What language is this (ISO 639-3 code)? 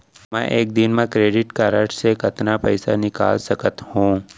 hne